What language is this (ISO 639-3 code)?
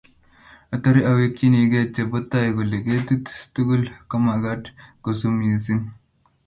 kln